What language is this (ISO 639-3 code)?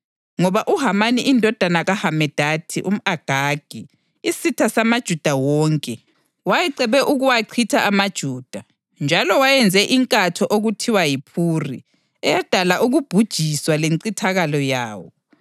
nde